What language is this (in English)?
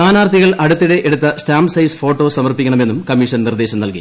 Malayalam